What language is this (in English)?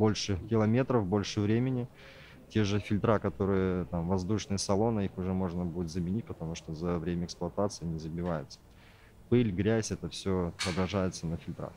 Russian